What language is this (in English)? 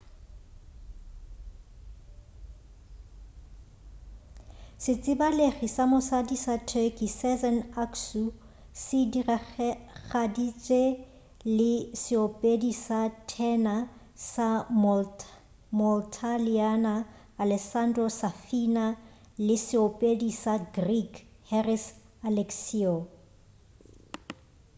Northern Sotho